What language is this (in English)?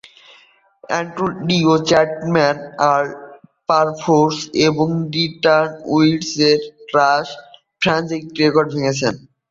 Bangla